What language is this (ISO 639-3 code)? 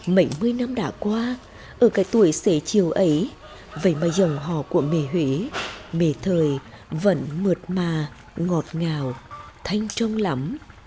vie